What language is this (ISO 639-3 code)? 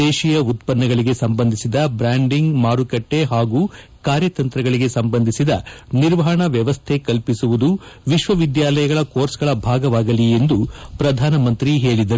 kan